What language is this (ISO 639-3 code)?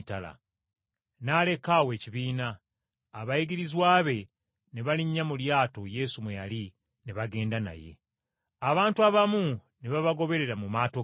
lug